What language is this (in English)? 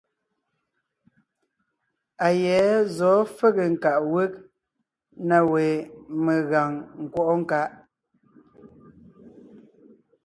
Ngiemboon